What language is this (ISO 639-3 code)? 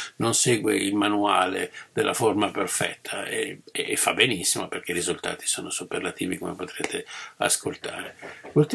ita